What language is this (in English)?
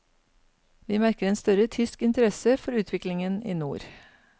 Norwegian